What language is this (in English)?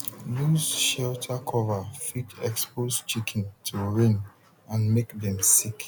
Nigerian Pidgin